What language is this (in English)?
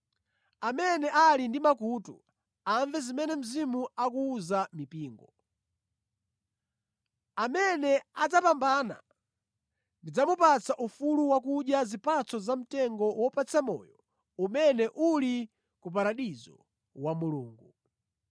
Nyanja